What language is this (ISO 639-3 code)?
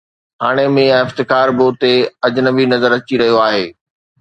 snd